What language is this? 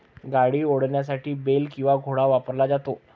Marathi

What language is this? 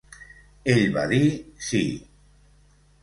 Catalan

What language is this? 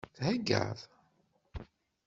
Kabyle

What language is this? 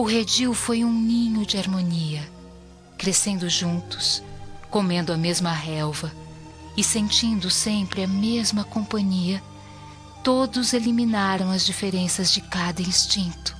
Portuguese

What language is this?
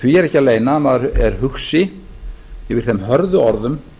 Icelandic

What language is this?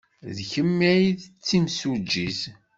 Kabyle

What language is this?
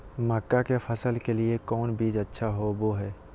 Magahi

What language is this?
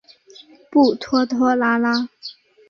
Chinese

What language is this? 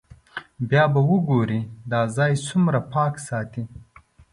Pashto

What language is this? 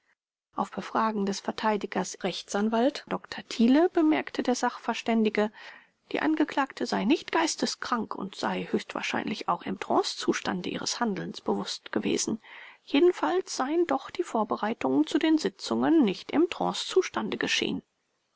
German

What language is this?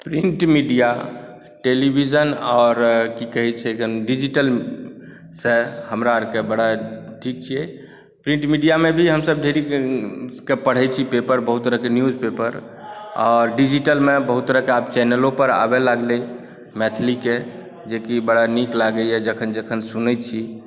Maithili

